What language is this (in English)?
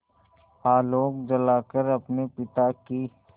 Hindi